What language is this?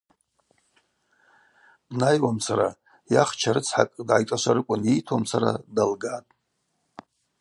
Abaza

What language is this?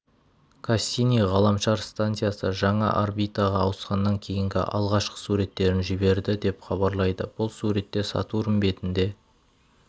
Kazakh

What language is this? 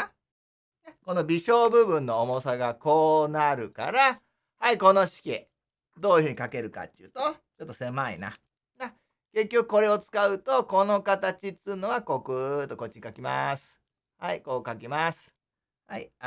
Japanese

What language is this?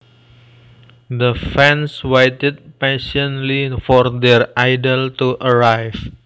Javanese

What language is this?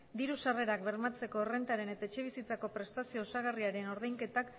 Basque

